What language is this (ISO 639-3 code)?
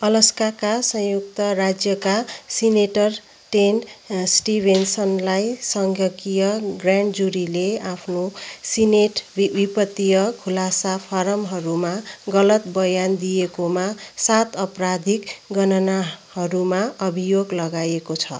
nep